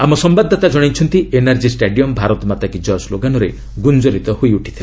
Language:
Odia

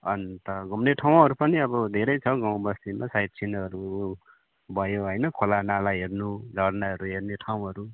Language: Nepali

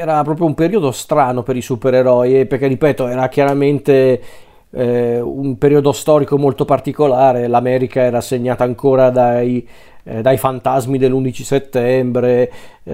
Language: Italian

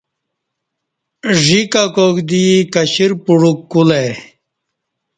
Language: Kati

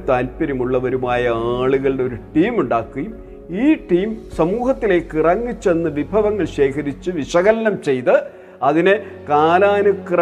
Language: Malayalam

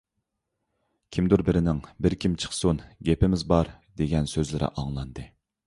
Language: Uyghur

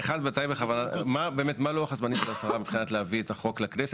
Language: Hebrew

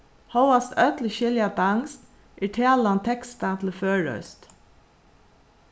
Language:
Faroese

